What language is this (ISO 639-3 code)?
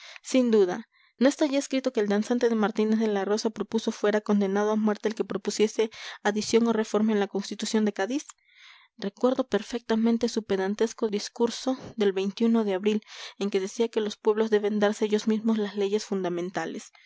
spa